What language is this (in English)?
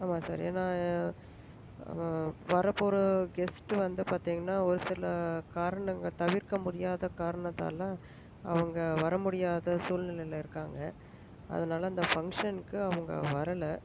Tamil